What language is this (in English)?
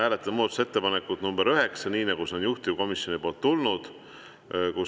Estonian